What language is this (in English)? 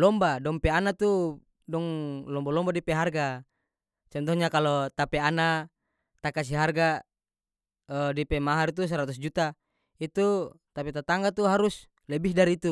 North Moluccan Malay